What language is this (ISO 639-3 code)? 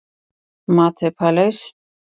isl